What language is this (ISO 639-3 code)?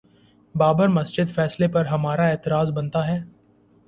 urd